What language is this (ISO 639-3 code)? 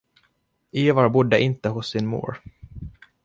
swe